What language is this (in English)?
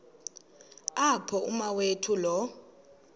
Xhosa